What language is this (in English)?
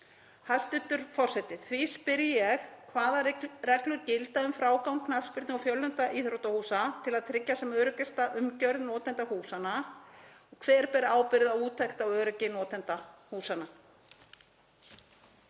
Icelandic